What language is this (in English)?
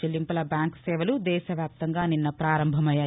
Telugu